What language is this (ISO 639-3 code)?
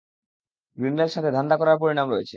ben